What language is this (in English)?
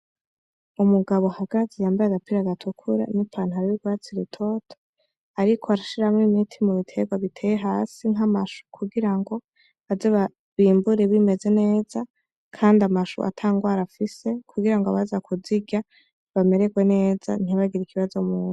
Rundi